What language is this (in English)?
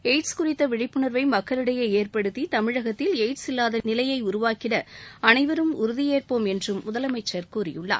Tamil